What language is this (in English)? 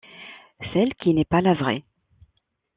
French